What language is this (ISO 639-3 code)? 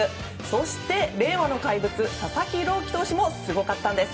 jpn